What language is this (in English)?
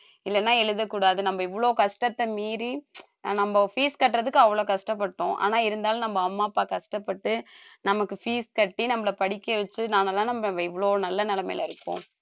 Tamil